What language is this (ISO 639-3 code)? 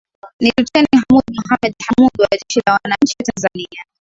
swa